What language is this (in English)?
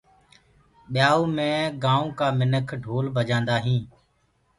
Gurgula